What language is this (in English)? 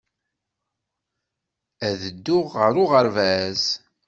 Kabyle